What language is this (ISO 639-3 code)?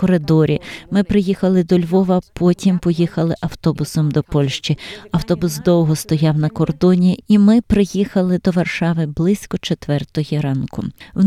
ukr